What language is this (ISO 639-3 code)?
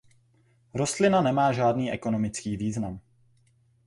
ces